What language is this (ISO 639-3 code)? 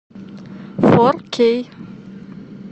rus